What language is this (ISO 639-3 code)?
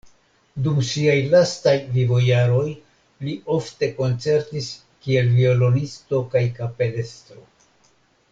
epo